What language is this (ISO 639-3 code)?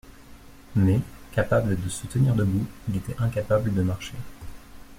fra